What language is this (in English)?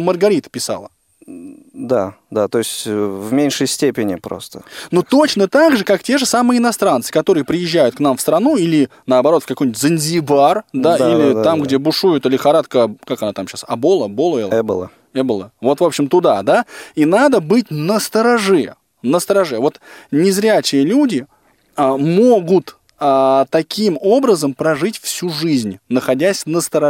Russian